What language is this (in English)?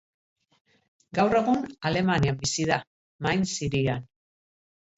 Basque